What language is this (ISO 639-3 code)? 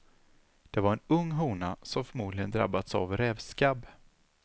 swe